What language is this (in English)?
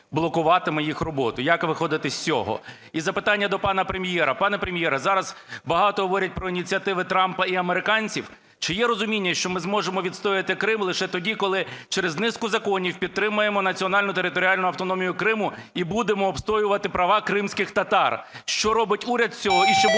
Ukrainian